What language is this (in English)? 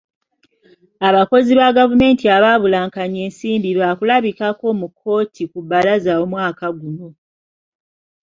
Ganda